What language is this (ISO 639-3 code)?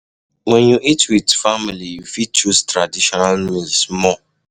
pcm